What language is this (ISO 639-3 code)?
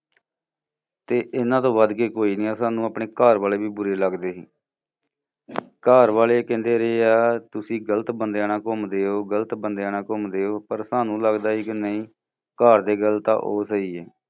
pan